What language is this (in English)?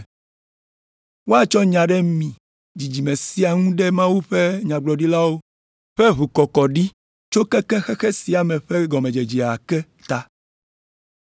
Ewe